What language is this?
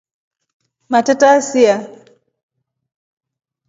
Rombo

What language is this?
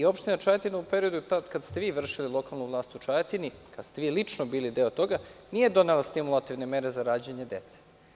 Serbian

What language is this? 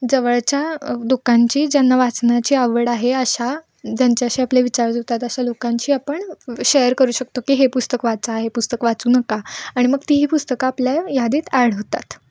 Marathi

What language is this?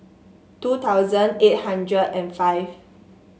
English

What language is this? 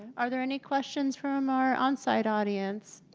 English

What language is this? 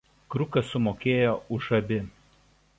Lithuanian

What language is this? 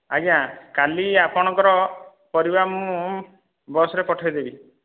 Odia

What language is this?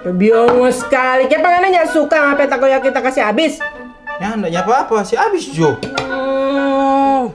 Indonesian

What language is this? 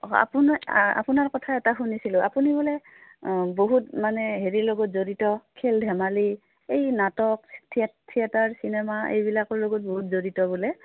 Assamese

